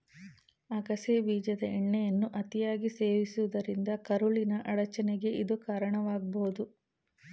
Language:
Kannada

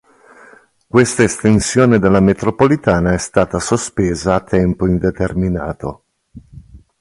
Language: Italian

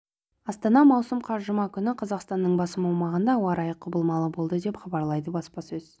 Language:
Kazakh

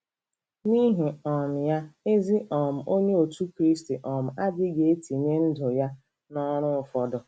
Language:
Igbo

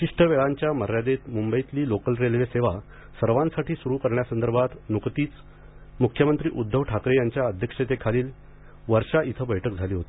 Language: Marathi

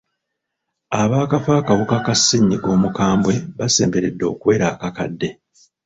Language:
Ganda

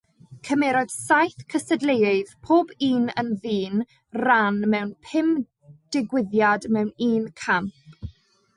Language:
Welsh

